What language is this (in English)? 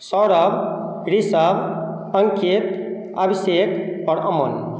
Maithili